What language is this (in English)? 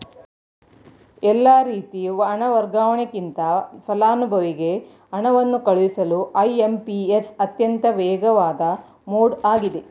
Kannada